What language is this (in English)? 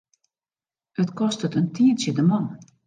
Western Frisian